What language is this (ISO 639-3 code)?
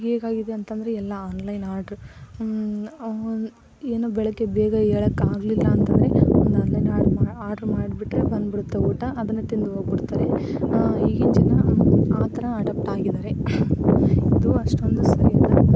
kan